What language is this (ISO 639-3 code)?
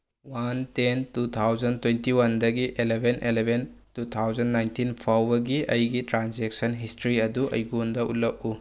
mni